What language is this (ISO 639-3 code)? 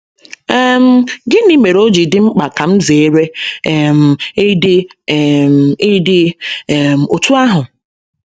ibo